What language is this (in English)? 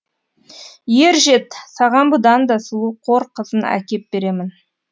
Kazakh